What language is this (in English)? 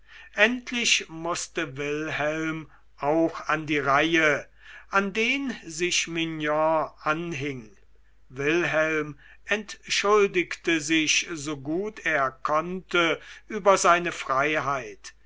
German